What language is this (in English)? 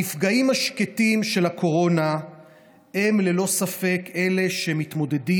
Hebrew